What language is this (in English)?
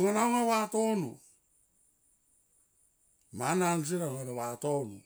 Tomoip